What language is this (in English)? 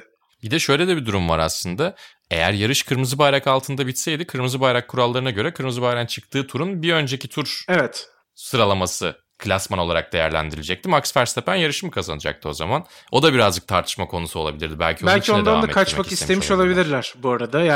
Turkish